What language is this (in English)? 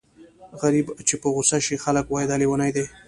Pashto